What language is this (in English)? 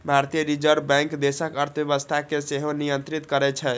Maithili